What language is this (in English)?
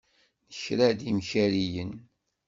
Kabyle